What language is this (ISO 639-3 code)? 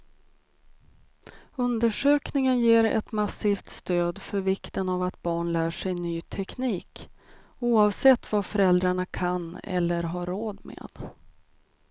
swe